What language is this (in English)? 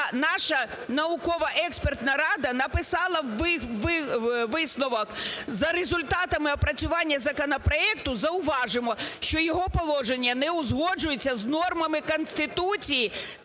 Ukrainian